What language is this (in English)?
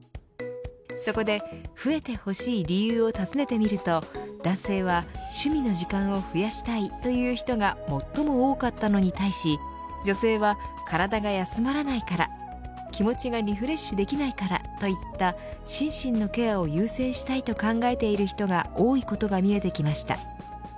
Japanese